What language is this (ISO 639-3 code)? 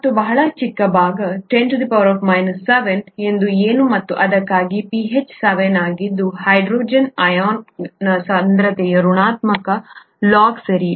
kan